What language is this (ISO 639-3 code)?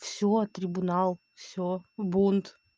rus